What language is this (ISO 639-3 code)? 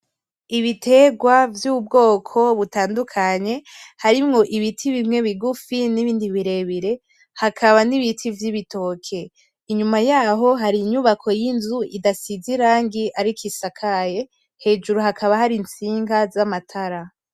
run